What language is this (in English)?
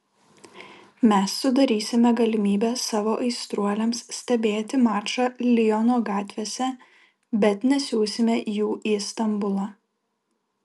Lithuanian